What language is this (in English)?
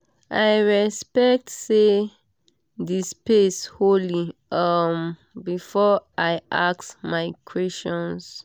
Nigerian Pidgin